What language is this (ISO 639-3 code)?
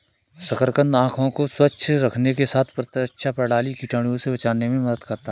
hin